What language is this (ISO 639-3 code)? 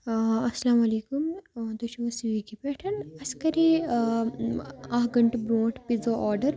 kas